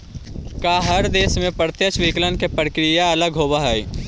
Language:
Magahi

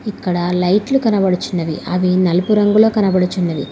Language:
Telugu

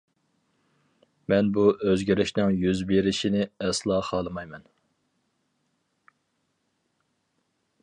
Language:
Uyghur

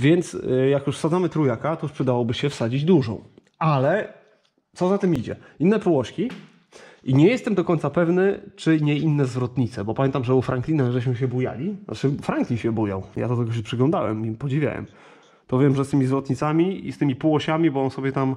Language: Polish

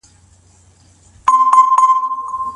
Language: Pashto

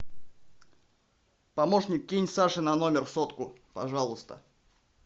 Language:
Russian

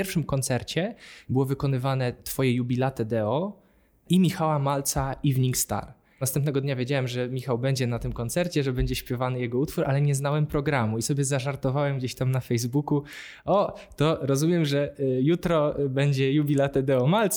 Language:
Polish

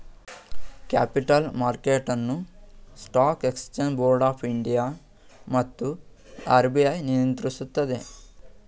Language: Kannada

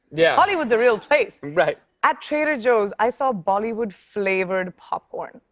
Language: English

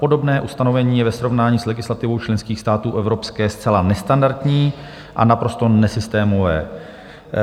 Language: Czech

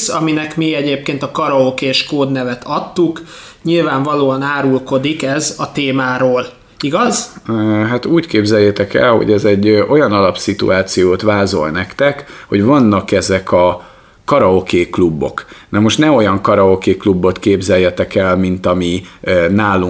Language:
Hungarian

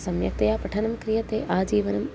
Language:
Sanskrit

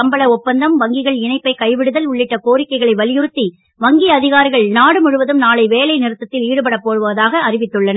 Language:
Tamil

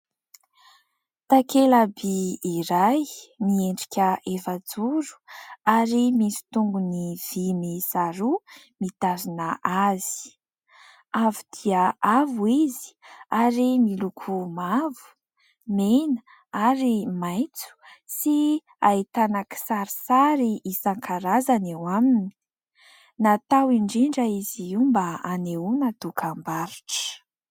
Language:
Malagasy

